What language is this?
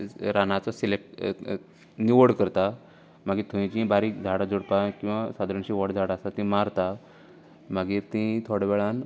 Konkani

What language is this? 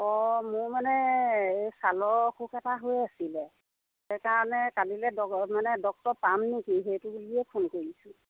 Assamese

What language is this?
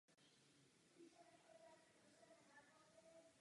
Czech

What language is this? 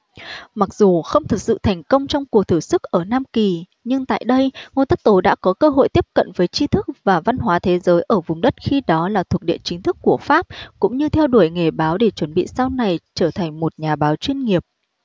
Vietnamese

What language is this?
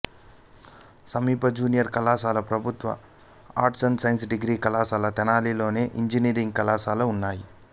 Telugu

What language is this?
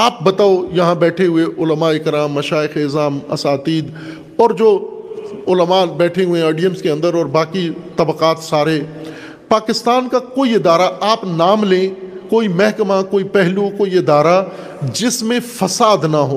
Urdu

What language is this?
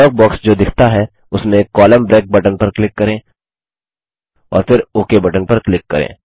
Hindi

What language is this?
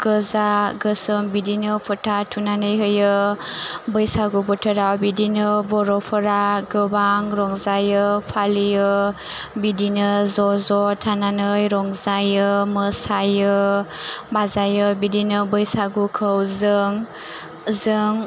Bodo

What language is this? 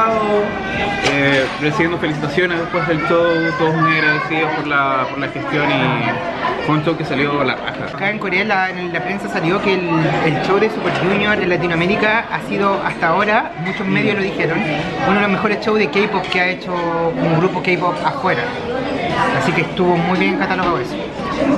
Spanish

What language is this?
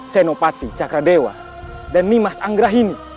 Indonesian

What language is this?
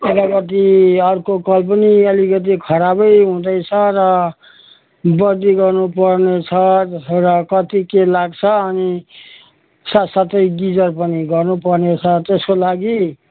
Nepali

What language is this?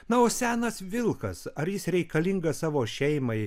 Lithuanian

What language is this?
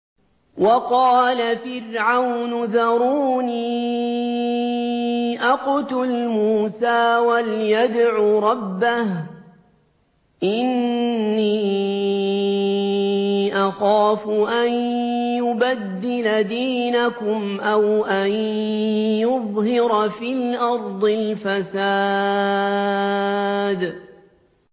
Arabic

